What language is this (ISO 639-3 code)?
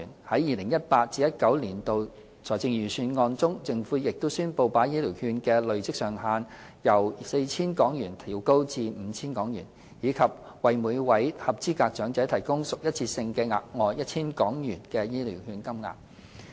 yue